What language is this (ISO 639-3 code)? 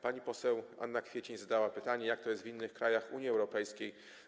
pol